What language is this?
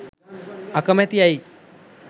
Sinhala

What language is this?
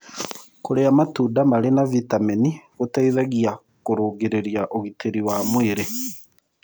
Kikuyu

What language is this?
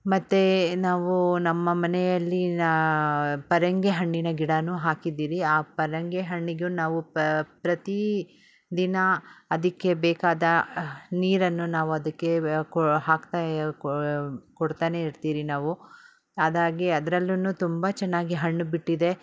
Kannada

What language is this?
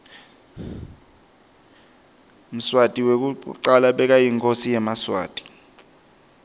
Swati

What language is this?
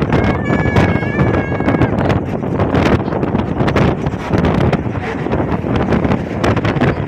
Thai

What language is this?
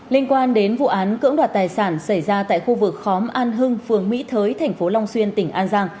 Vietnamese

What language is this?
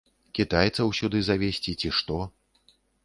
Belarusian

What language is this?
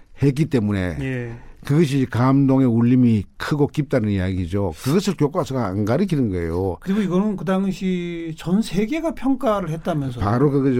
Korean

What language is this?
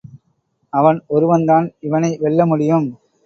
Tamil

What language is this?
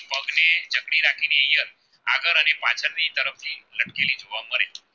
Gujarati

